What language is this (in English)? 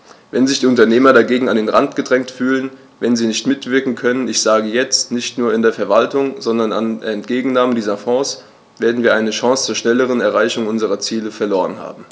German